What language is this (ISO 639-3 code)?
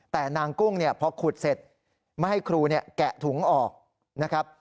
tha